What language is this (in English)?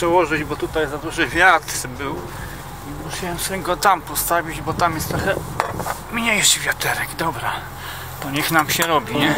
Polish